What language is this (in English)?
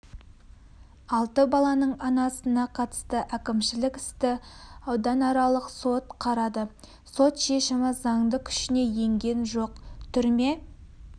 Kazakh